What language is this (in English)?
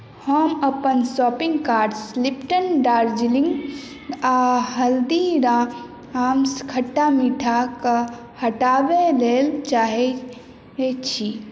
Maithili